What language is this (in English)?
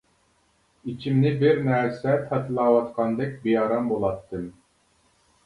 Uyghur